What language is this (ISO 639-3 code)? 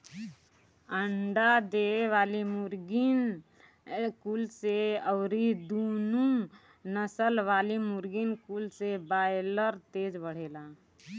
bho